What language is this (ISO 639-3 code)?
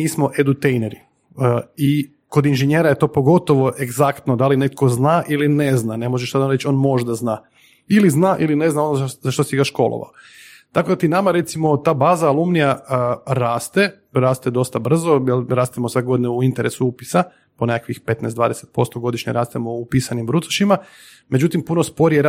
hrv